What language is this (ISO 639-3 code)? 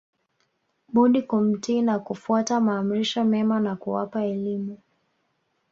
swa